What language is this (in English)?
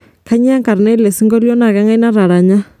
Masai